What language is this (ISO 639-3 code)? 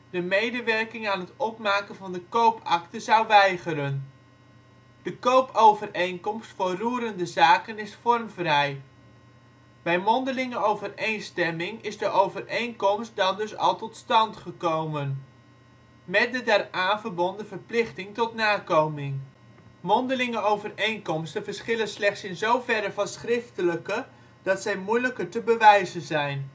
nld